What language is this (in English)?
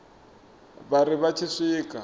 Venda